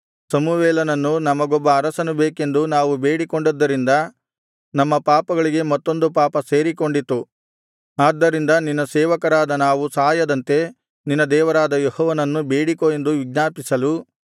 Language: Kannada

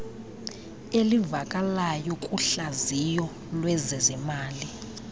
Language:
Xhosa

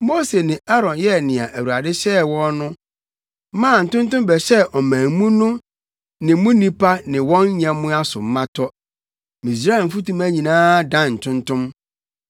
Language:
Akan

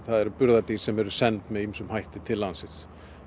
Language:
Icelandic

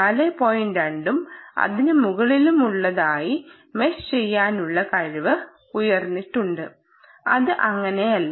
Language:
Malayalam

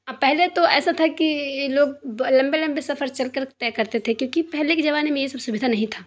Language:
Urdu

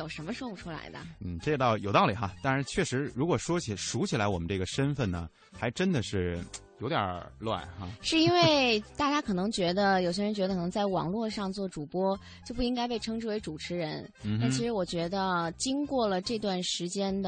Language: Chinese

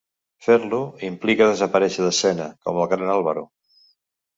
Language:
Catalan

